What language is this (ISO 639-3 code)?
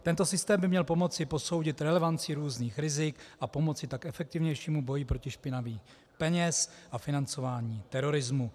ces